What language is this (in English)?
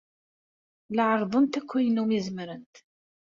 Kabyle